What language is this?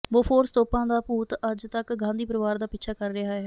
Punjabi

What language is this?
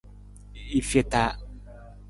Nawdm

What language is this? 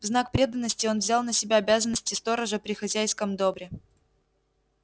Russian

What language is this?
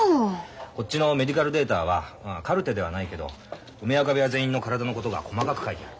Japanese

